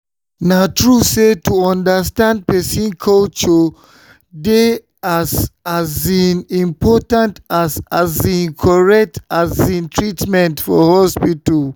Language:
Nigerian Pidgin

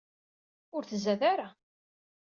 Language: Kabyle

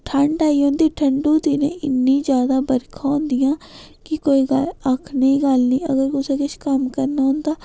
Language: Dogri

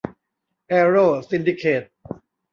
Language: Thai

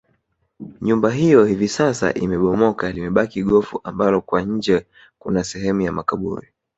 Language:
Swahili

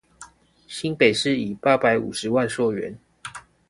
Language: Chinese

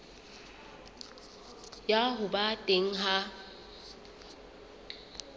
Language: Southern Sotho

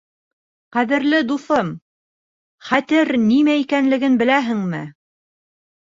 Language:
Bashkir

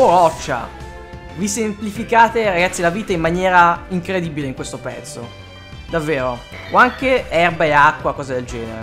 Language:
Italian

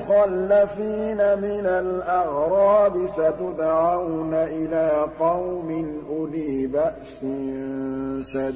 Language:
Arabic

